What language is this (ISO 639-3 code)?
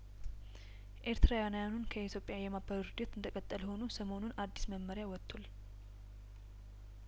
amh